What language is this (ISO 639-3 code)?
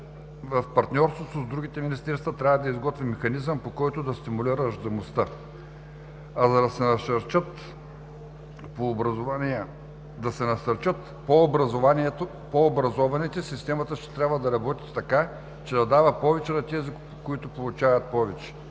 bul